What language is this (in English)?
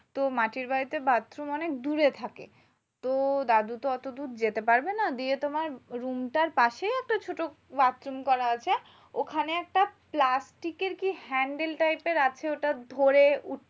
Bangla